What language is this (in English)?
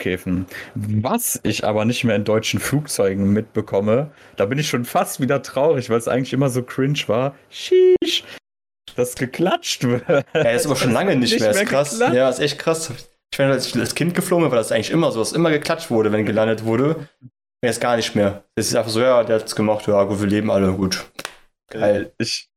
German